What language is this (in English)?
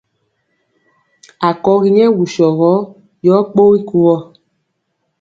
Mpiemo